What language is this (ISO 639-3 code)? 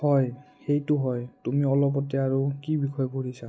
asm